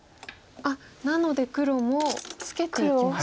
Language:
Japanese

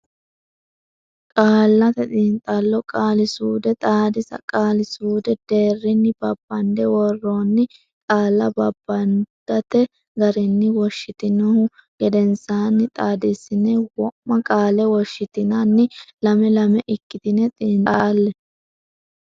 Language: Sidamo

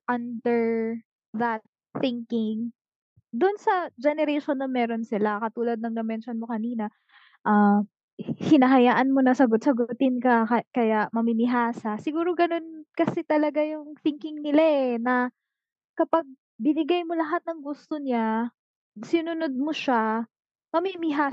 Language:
Filipino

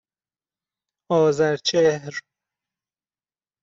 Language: Persian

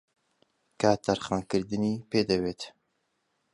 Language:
Central Kurdish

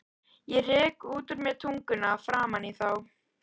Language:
Icelandic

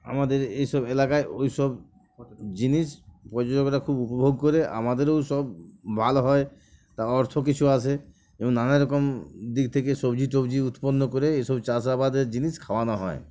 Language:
Bangla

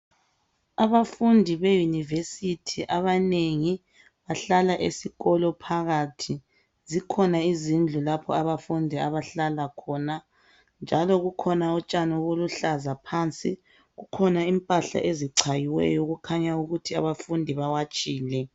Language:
North Ndebele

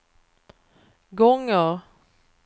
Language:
Swedish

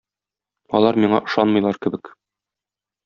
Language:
Tatar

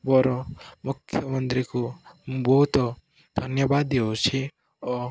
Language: Odia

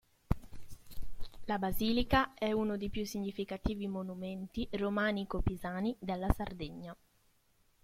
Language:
Italian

